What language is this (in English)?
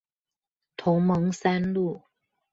Chinese